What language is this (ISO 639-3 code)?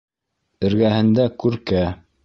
bak